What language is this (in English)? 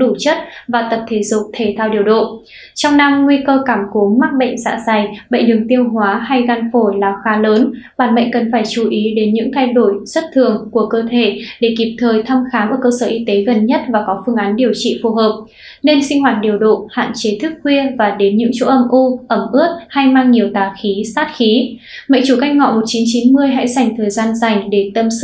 Vietnamese